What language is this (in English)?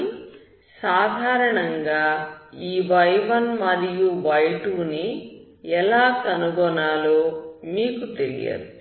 Telugu